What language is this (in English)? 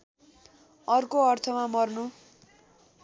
Nepali